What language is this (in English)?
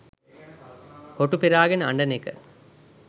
Sinhala